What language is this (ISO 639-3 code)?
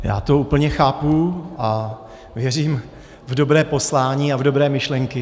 ces